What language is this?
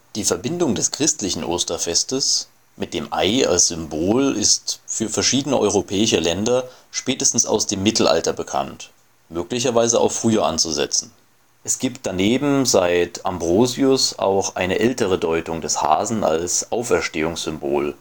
German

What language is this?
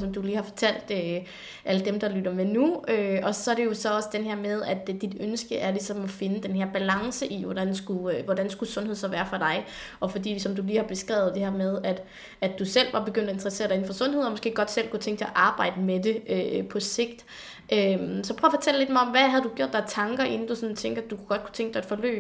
Danish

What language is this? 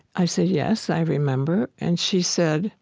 English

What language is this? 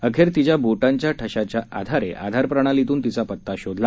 Marathi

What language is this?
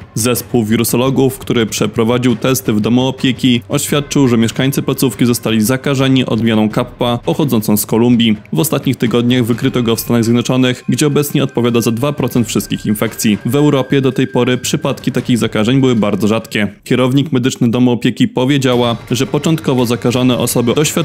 Polish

